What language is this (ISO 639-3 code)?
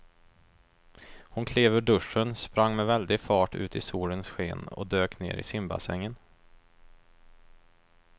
swe